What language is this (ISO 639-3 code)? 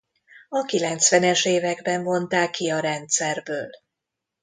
hun